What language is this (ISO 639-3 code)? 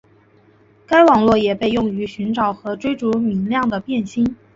zho